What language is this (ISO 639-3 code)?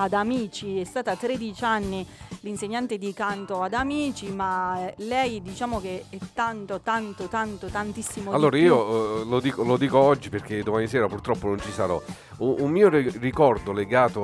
ita